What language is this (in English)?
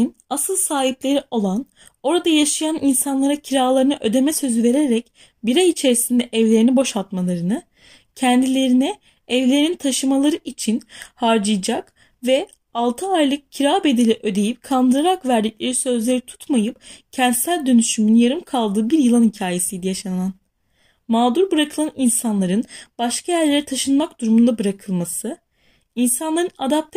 Turkish